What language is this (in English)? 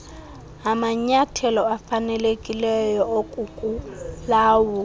Xhosa